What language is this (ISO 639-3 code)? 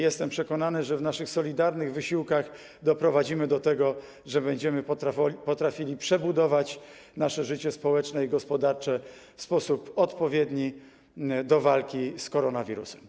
pol